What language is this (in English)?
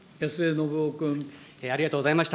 Japanese